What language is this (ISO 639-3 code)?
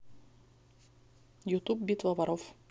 rus